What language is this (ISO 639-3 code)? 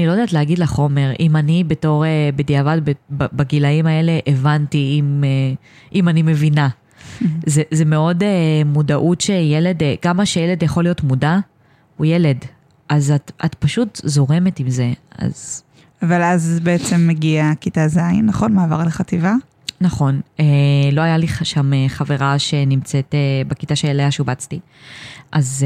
heb